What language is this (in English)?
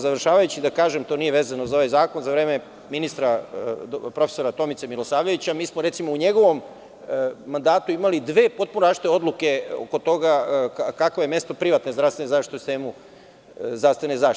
Serbian